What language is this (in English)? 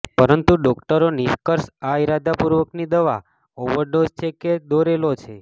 Gujarati